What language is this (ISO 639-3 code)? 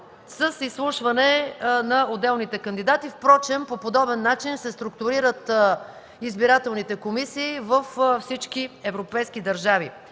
bul